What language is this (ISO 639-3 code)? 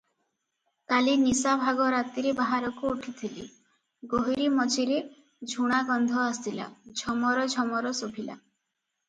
ori